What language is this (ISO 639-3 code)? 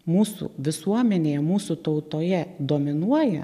lit